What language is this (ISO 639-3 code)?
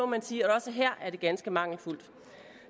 dan